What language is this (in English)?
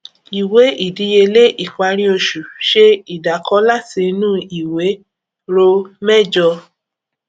Yoruba